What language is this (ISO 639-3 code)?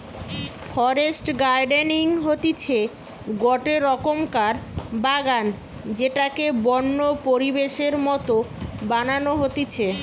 ben